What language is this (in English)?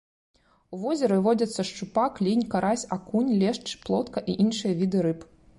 Belarusian